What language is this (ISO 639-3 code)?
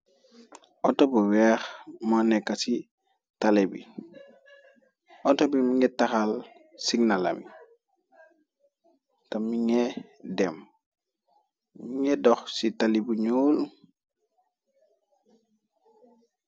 wol